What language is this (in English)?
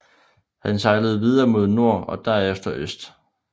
Danish